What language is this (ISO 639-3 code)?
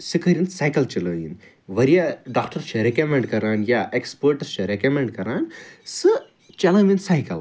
kas